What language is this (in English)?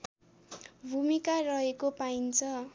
Nepali